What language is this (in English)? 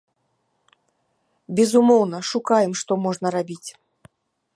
Belarusian